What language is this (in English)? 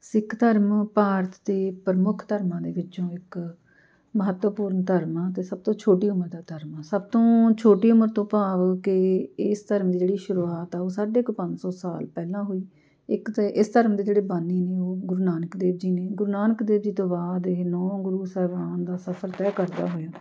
Punjabi